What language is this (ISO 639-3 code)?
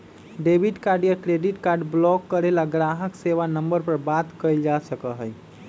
mag